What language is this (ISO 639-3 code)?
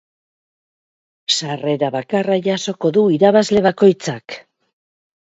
eus